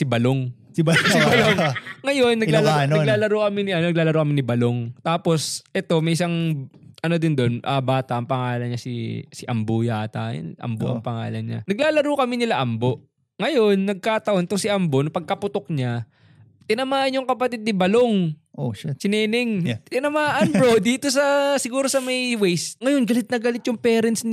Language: Filipino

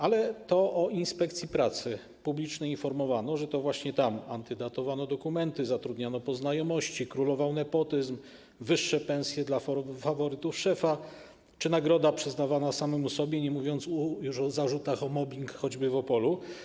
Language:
Polish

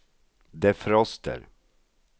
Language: Swedish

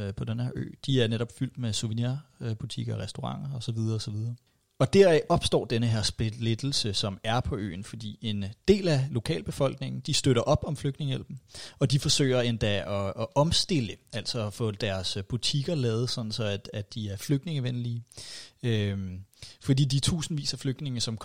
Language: Danish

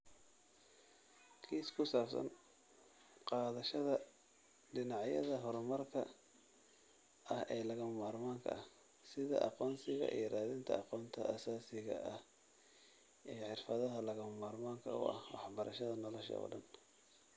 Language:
Somali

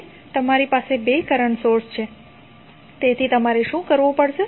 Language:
Gujarati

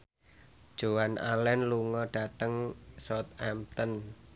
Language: Javanese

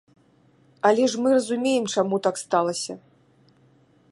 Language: Belarusian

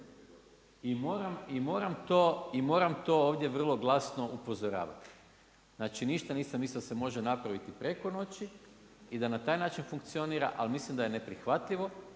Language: Croatian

